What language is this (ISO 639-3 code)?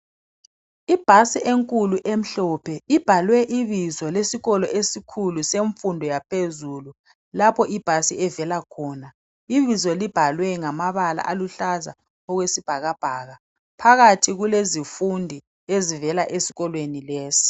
nde